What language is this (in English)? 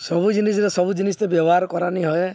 Odia